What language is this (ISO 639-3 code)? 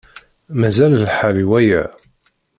kab